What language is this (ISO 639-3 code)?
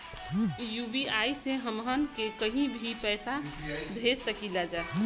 bho